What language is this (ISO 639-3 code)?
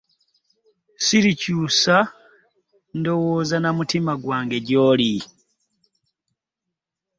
lug